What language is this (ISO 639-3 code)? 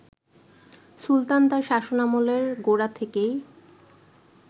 ben